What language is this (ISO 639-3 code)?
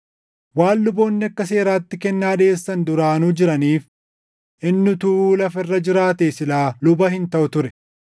orm